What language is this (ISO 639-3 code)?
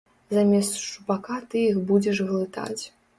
bel